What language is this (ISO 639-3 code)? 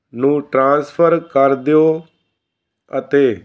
pan